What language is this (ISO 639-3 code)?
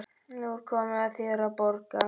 isl